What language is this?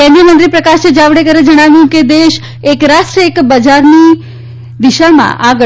Gujarati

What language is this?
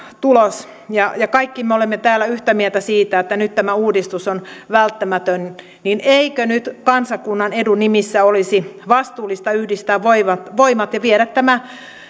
Finnish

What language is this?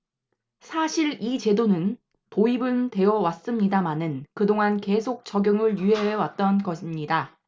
Korean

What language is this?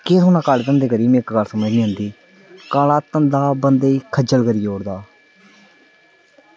Dogri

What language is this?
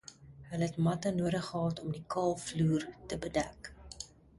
Afrikaans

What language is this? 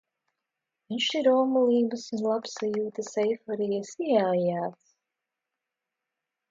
Latvian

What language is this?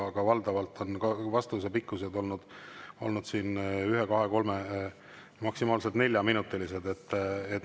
Estonian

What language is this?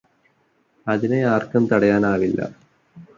Malayalam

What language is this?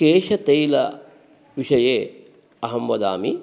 Sanskrit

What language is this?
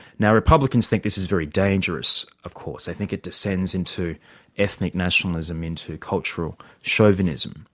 English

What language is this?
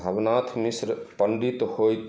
Maithili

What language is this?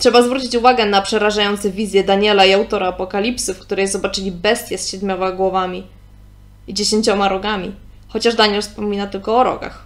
Polish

